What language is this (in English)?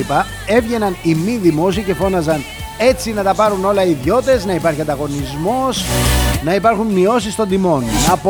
Greek